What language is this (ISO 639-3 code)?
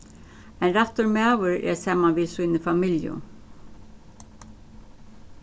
fao